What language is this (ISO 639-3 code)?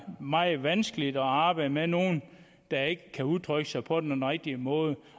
dan